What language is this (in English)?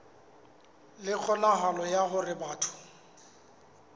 Southern Sotho